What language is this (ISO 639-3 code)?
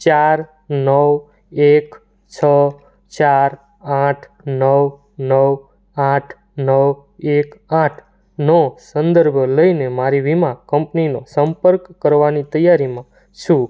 guj